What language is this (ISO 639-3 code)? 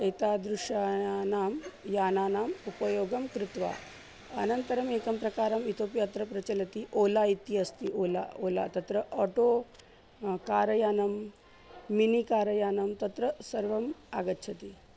san